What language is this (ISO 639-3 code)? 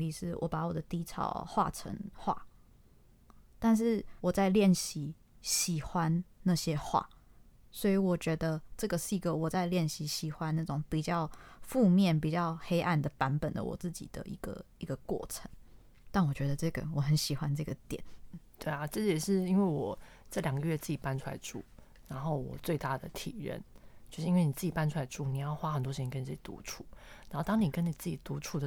zho